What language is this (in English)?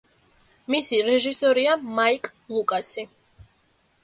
Georgian